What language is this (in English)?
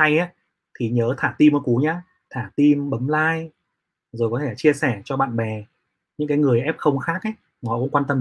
Vietnamese